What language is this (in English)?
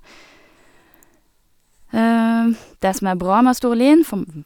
Norwegian